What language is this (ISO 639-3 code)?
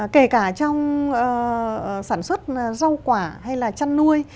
vie